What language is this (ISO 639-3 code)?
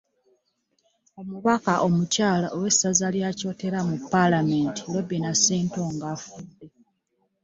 lug